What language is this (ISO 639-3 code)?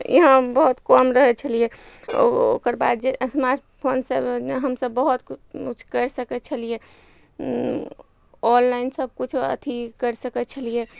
mai